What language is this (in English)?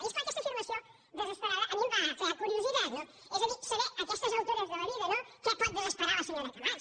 Catalan